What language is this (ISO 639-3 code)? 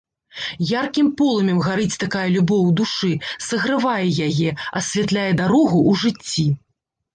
bel